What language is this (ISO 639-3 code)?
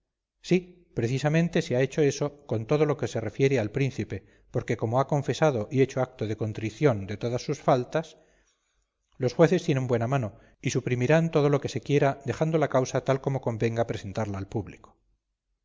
spa